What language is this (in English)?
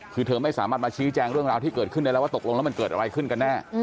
Thai